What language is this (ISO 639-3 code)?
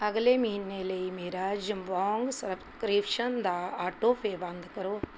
pan